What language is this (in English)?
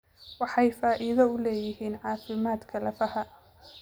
Somali